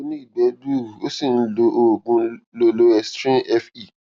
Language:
Yoruba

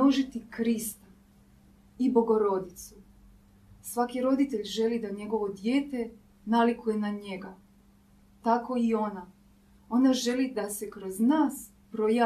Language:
Croatian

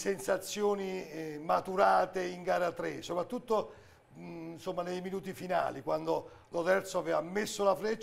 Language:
Italian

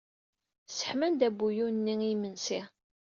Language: Kabyle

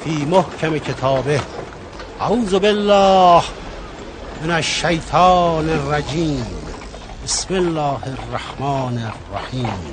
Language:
Persian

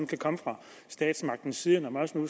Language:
Danish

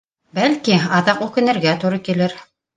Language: Bashkir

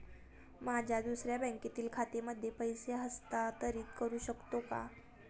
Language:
Marathi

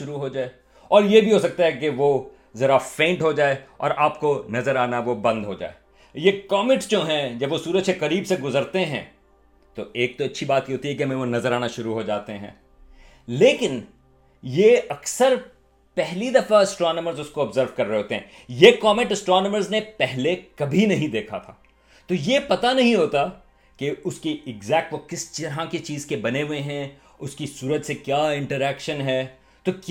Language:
Urdu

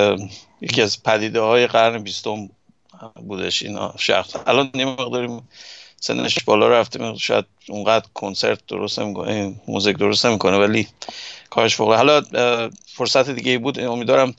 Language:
Persian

